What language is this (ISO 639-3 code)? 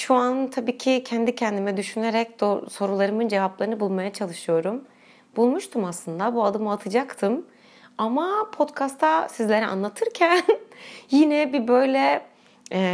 tur